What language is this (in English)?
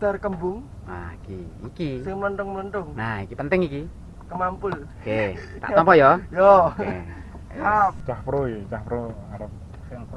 Indonesian